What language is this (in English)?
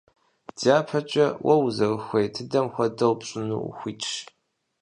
Kabardian